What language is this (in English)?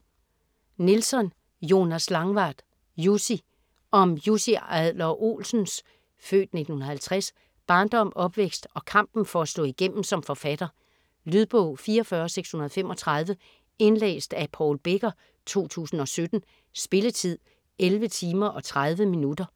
Danish